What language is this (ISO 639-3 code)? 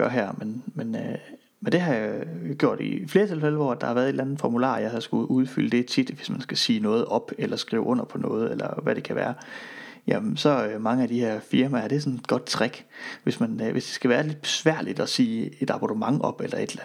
dan